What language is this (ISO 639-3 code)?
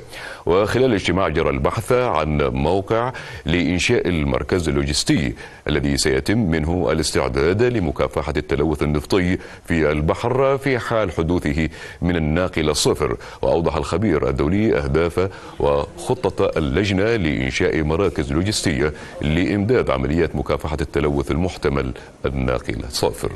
ara